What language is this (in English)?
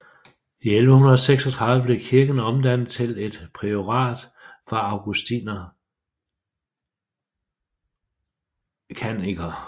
Danish